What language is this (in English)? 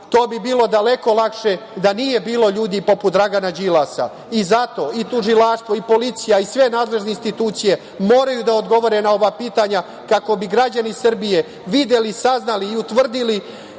Serbian